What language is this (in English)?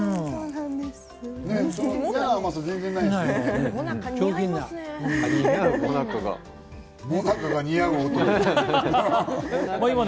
Japanese